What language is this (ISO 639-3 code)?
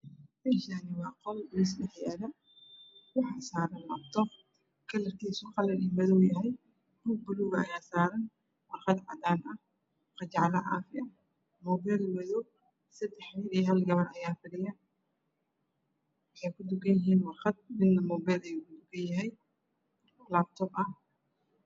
som